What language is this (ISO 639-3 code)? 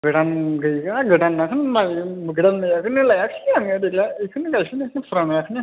brx